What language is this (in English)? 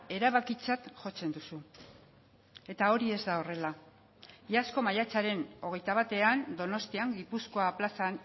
Basque